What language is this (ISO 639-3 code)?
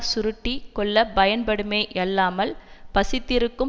tam